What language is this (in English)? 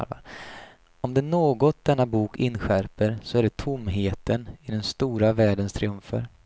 Swedish